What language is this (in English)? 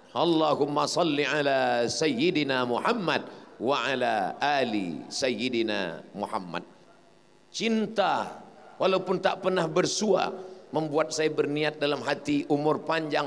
Malay